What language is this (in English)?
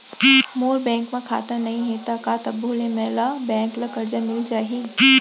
Chhattisgarhi